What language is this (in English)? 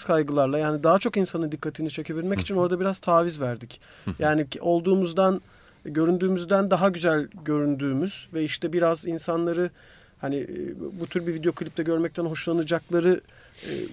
Turkish